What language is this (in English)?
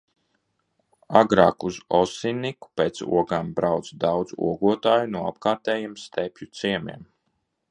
Latvian